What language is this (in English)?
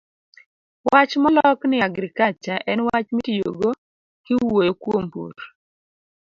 Luo (Kenya and Tanzania)